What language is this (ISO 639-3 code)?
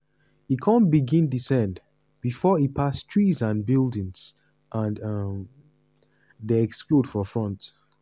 pcm